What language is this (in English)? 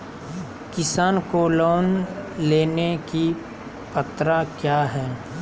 Magahi